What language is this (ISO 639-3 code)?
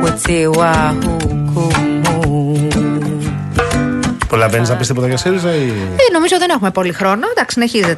ell